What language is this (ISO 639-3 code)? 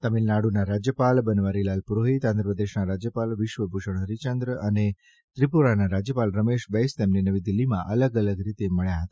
guj